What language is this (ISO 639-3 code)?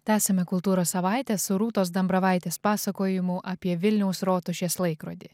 lit